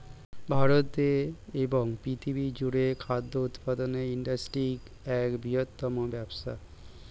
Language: Bangla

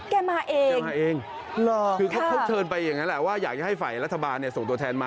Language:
Thai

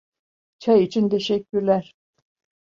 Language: Turkish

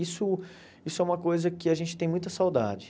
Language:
Portuguese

